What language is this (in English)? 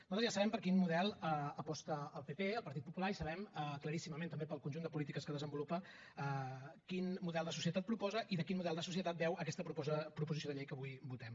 Catalan